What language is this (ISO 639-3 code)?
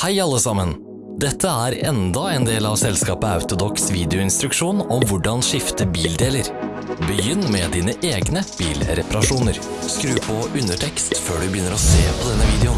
nor